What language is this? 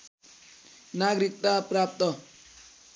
Nepali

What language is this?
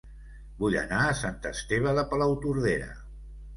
Catalan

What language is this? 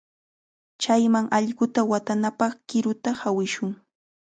Chiquián Ancash Quechua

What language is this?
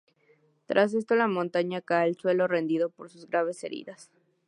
Spanish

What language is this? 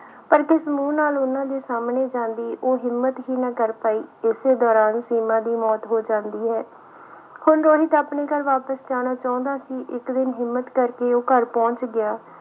Punjabi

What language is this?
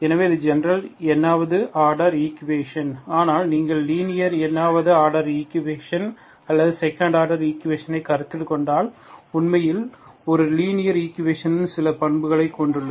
Tamil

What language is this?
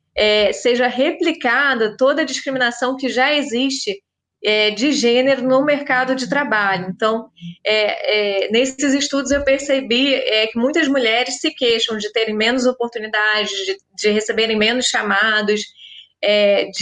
Portuguese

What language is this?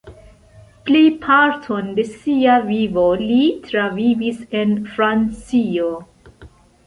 Esperanto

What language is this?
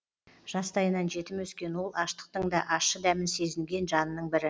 Kazakh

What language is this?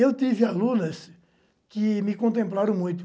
Portuguese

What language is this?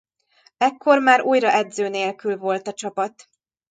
Hungarian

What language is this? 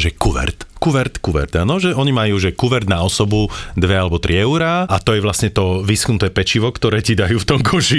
Slovak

